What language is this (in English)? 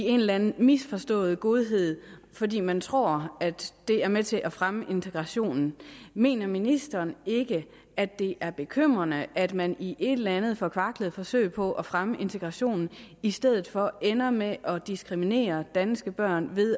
Danish